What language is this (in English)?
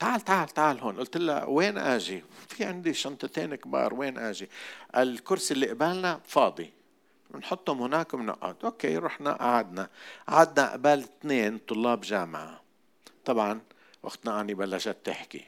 Arabic